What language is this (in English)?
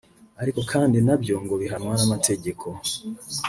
Kinyarwanda